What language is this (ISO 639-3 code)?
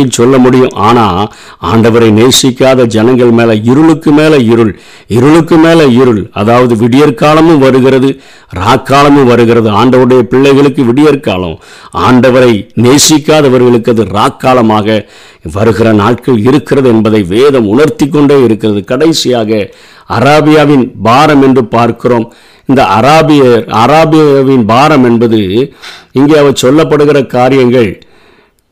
tam